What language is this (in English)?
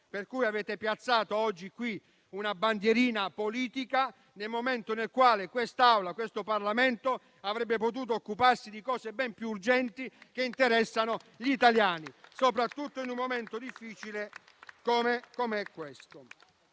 Italian